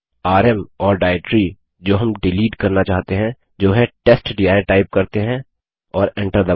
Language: Hindi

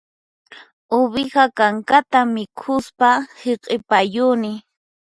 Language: Puno Quechua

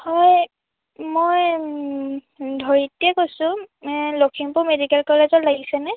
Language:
Assamese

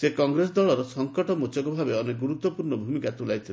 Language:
Odia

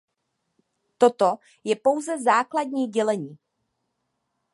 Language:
Czech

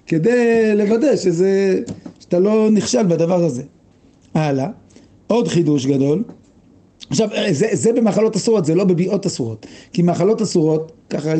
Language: Hebrew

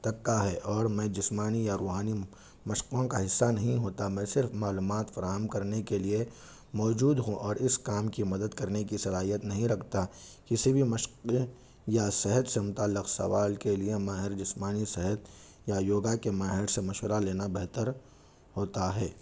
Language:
Urdu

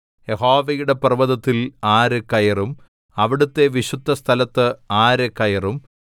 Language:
Malayalam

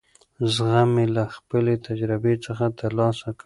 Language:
Pashto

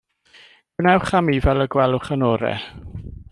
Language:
Welsh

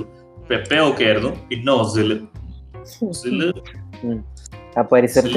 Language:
Malayalam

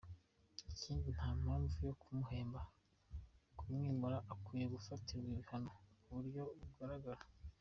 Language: Kinyarwanda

